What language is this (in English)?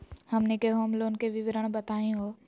Magahi